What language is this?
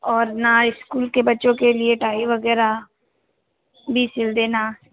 Hindi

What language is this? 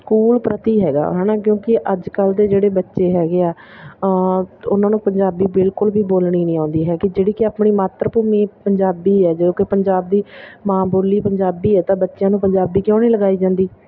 Punjabi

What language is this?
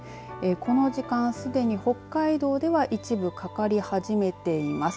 Japanese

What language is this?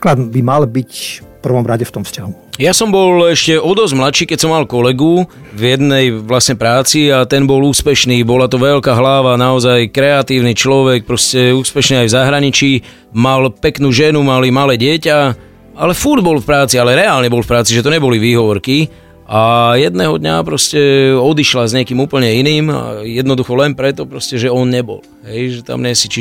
Slovak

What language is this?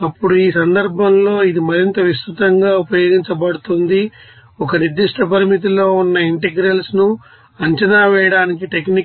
Telugu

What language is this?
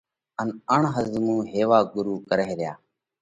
Parkari Koli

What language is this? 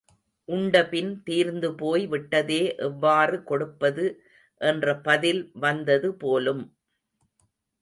Tamil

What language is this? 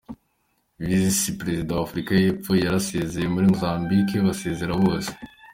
Kinyarwanda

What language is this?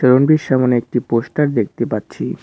Bangla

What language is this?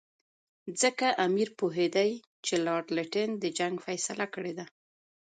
Pashto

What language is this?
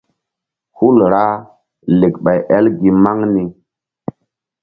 Mbum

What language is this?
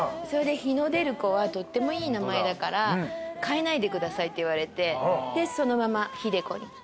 Japanese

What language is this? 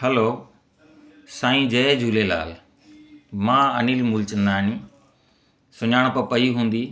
Sindhi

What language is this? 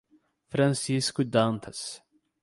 Portuguese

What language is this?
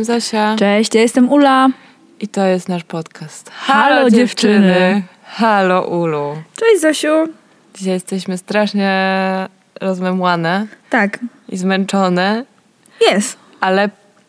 Polish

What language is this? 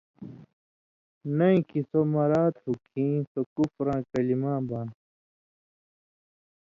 Indus Kohistani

